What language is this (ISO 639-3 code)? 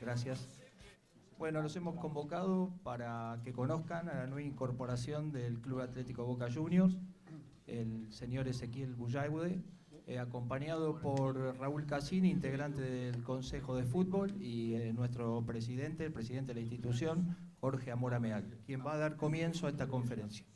spa